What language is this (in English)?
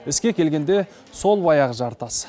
Kazakh